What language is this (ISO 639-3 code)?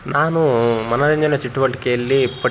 kan